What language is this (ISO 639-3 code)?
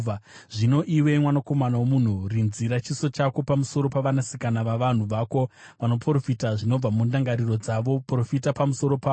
sna